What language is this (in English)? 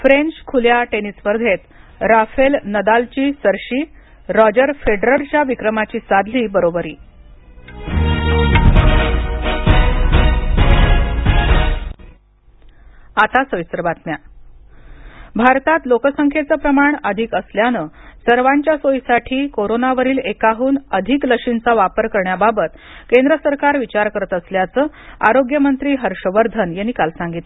Marathi